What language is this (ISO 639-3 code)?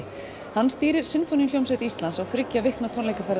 isl